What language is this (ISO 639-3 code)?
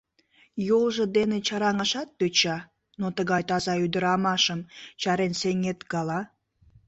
chm